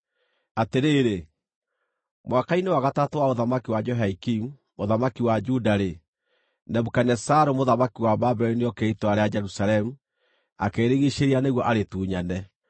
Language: Kikuyu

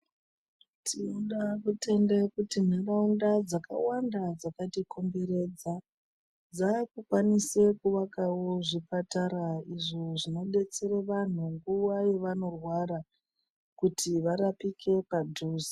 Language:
Ndau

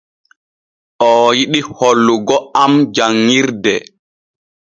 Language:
Borgu Fulfulde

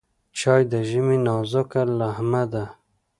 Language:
Pashto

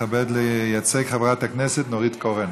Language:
Hebrew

